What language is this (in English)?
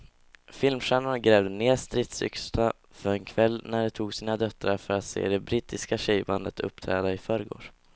Swedish